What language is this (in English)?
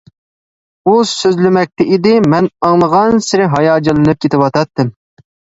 Uyghur